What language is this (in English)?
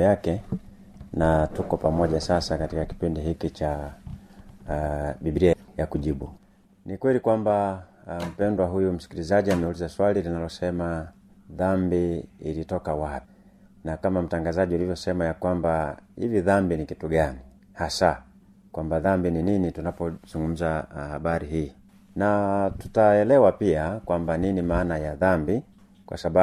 Swahili